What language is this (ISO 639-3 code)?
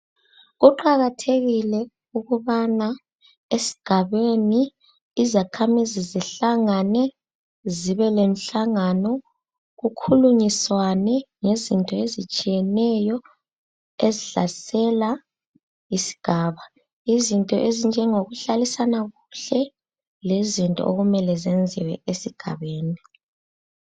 nde